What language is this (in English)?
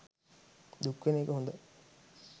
Sinhala